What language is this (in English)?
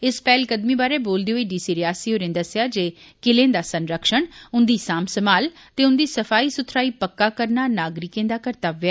Dogri